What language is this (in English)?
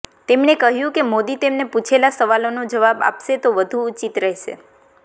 Gujarati